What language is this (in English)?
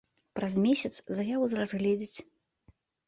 Belarusian